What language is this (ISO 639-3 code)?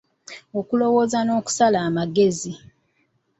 lug